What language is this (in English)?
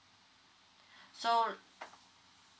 English